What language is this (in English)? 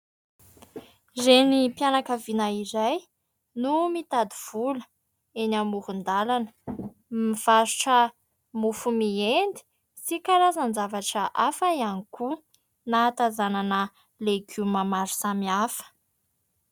Malagasy